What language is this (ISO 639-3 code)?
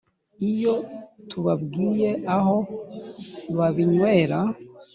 kin